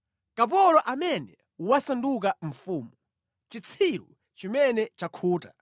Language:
Nyanja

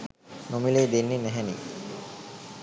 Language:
Sinhala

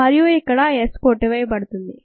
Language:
Telugu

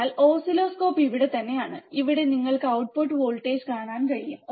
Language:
Malayalam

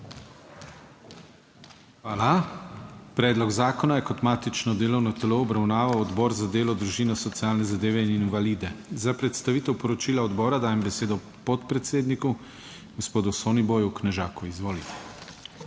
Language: Slovenian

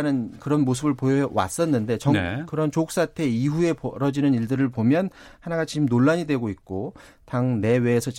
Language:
Korean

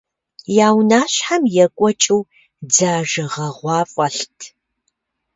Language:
Kabardian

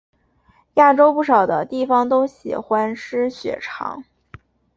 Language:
Chinese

